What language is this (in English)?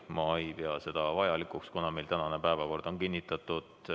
Estonian